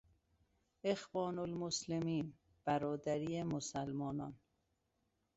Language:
Persian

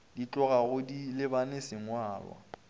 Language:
Northern Sotho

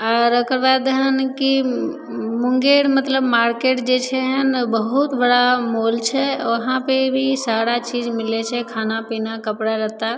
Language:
Maithili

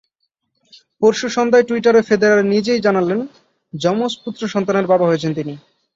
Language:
Bangla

